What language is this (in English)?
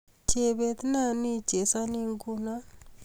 Kalenjin